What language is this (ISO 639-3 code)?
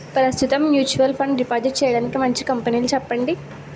tel